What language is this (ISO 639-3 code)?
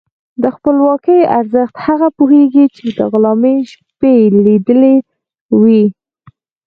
pus